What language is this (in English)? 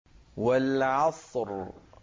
Arabic